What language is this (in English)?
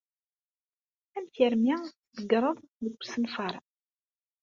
Kabyle